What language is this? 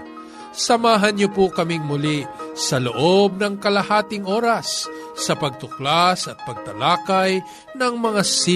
Filipino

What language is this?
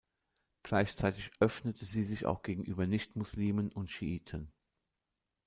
German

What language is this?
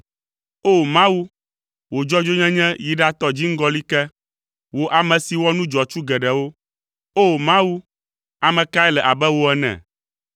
Ewe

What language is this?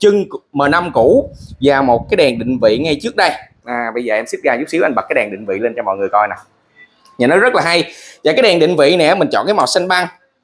Vietnamese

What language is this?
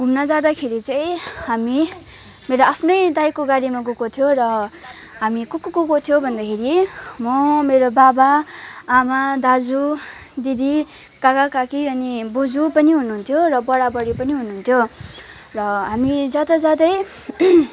Nepali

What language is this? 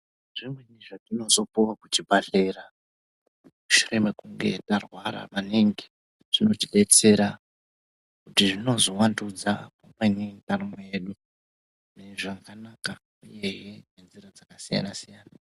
Ndau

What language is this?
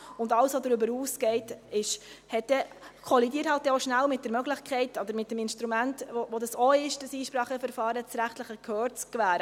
Swiss German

